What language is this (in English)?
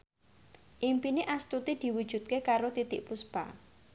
Javanese